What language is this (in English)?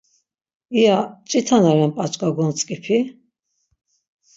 Laz